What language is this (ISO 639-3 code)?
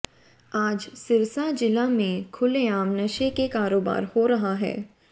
hin